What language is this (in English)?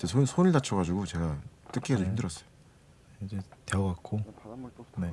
Korean